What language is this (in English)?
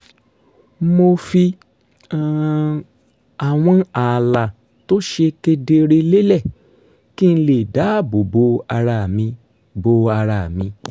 Yoruba